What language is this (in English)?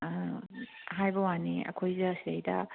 Manipuri